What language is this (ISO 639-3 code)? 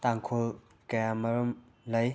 mni